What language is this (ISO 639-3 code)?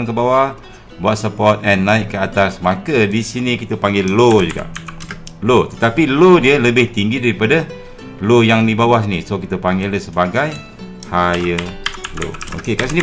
msa